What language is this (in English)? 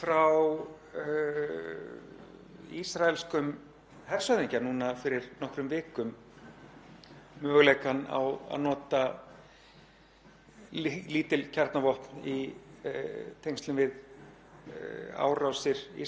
Icelandic